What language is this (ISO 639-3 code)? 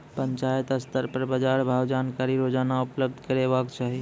mai